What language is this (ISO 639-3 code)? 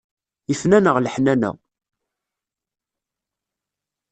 kab